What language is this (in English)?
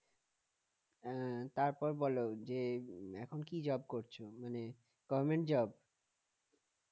Bangla